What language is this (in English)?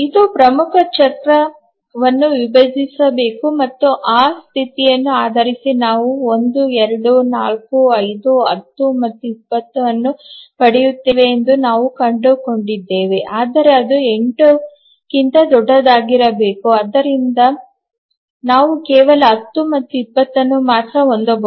Kannada